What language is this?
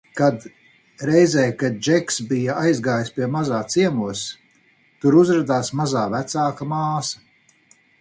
Latvian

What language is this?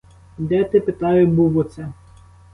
Ukrainian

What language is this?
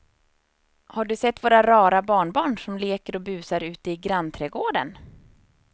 Swedish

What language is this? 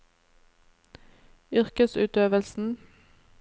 Norwegian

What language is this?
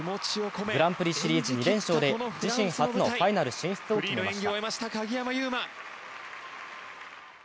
Japanese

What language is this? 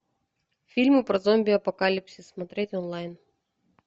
Russian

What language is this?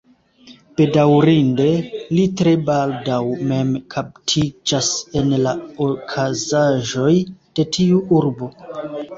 Esperanto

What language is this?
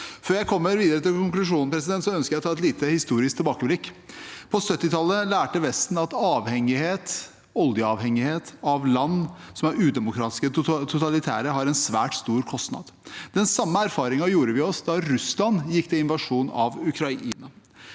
Norwegian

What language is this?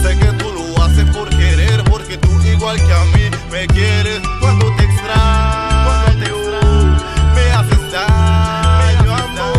Romanian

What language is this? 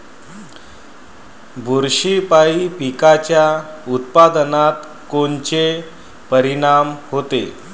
Marathi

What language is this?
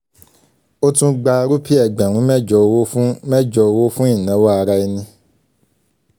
Yoruba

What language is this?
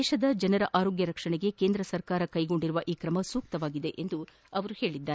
Kannada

